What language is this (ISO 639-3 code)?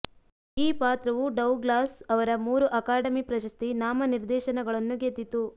kan